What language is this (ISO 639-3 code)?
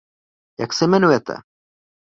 ces